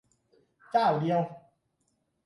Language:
Thai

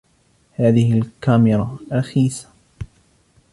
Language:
Arabic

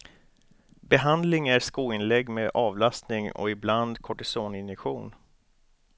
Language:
Swedish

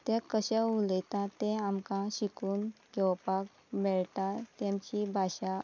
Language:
Konkani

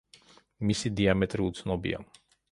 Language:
Georgian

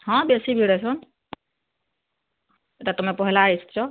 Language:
Odia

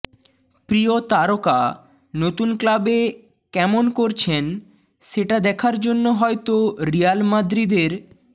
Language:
Bangla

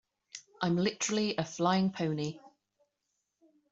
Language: English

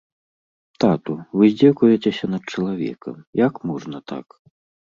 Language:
Belarusian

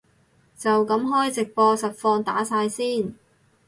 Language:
Cantonese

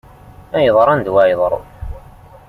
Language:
Kabyle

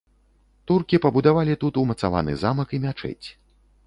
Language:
Belarusian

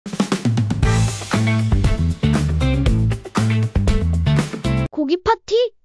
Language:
Korean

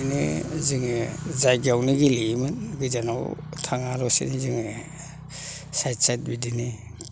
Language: Bodo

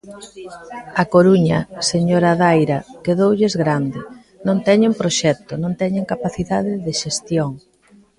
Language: Galician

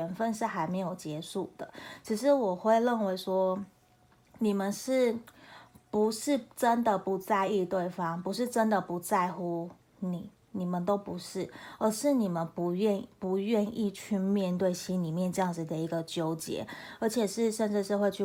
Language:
Chinese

